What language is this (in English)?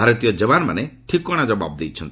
Odia